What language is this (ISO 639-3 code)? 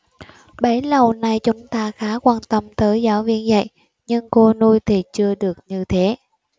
vie